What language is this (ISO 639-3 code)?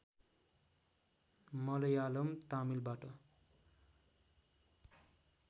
nep